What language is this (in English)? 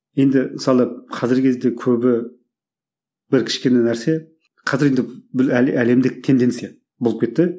Kazakh